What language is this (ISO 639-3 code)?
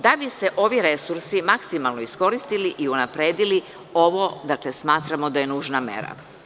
srp